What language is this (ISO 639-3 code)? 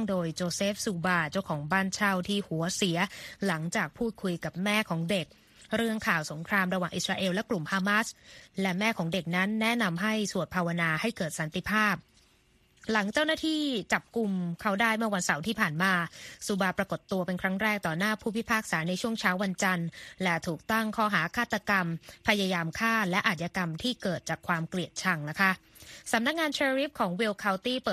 tha